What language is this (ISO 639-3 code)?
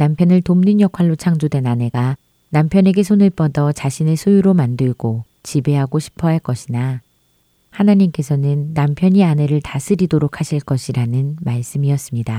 kor